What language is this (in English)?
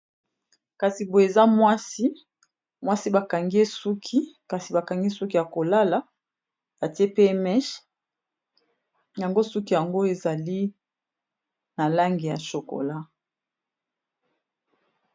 Lingala